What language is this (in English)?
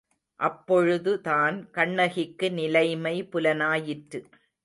Tamil